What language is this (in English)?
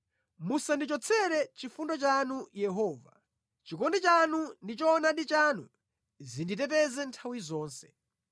Nyanja